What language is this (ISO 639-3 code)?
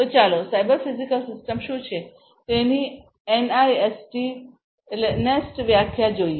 guj